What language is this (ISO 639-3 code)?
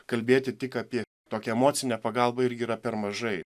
lit